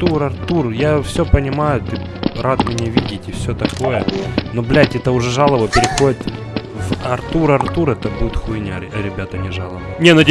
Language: Russian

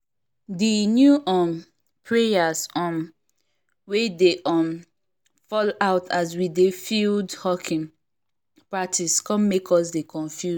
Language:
Nigerian Pidgin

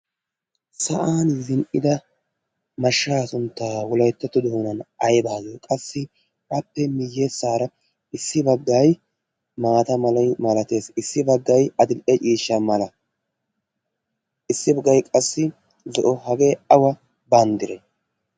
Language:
Wolaytta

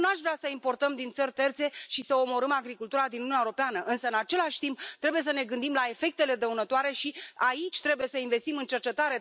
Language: Romanian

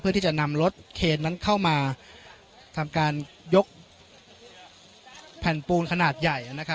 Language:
Thai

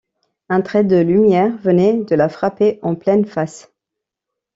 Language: French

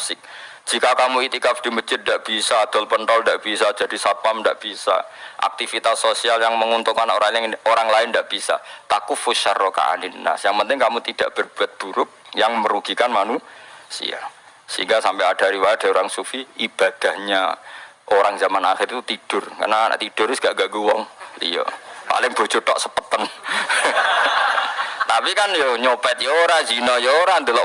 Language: Indonesian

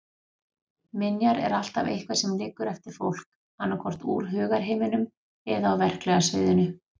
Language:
Icelandic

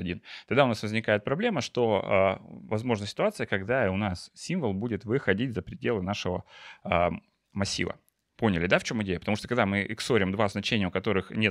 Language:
Russian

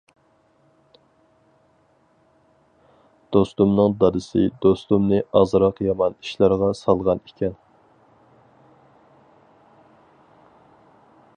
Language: Uyghur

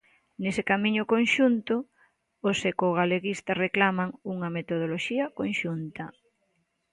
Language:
Galician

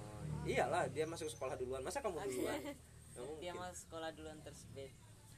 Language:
Indonesian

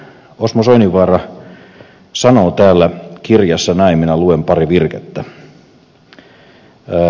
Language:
Finnish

